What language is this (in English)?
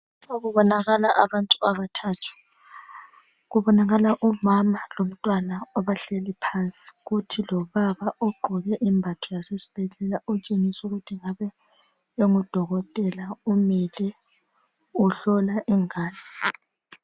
North Ndebele